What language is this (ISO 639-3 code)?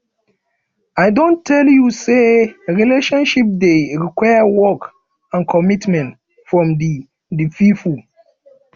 pcm